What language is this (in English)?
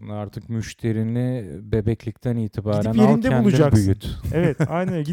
Turkish